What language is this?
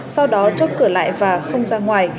Vietnamese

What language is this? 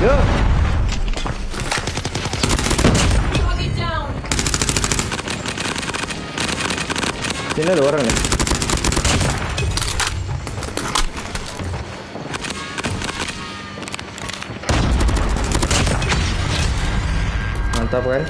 Indonesian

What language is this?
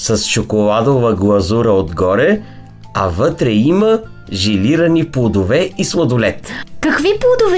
Bulgarian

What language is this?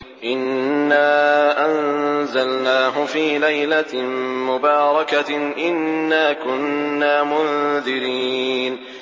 Arabic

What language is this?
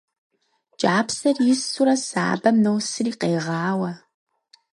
Kabardian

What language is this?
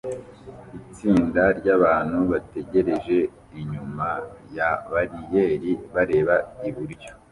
Kinyarwanda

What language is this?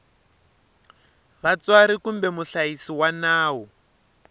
Tsonga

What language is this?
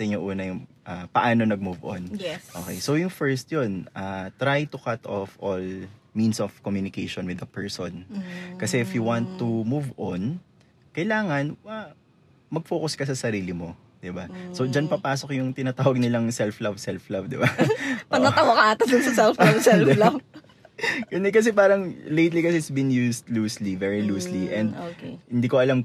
Filipino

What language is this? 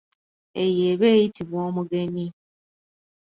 Ganda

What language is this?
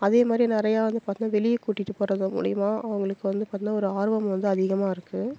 Tamil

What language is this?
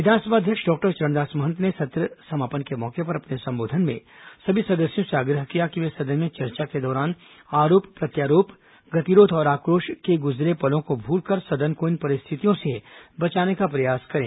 Hindi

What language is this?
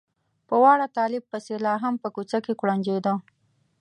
Pashto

